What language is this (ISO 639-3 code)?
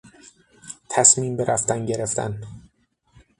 fas